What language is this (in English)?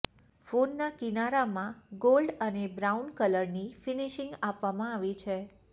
Gujarati